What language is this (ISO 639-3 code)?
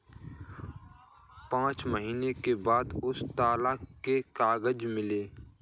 hin